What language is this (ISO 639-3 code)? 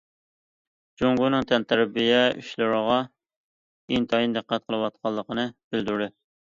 uig